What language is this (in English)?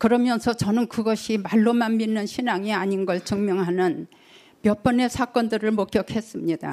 Korean